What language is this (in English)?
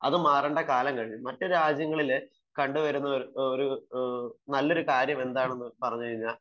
Malayalam